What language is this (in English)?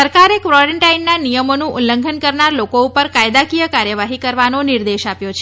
Gujarati